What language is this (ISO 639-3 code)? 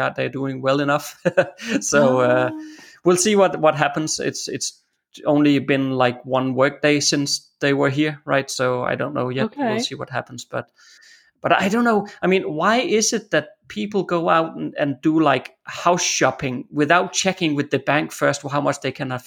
eng